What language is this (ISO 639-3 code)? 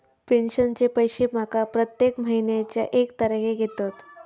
mar